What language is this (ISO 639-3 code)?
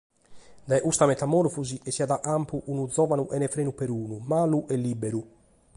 srd